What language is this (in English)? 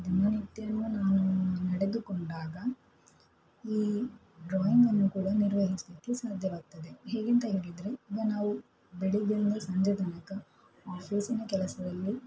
Kannada